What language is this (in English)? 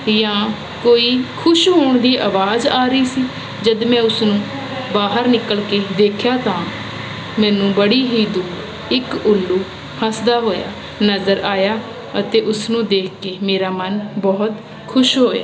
Punjabi